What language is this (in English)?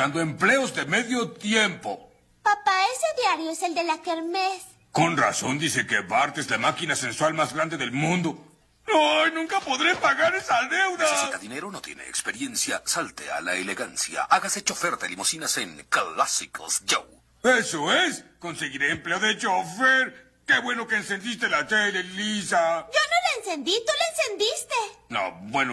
Spanish